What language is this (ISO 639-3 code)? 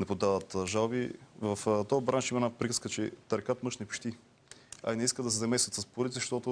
bul